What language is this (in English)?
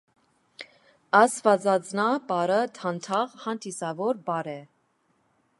Armenian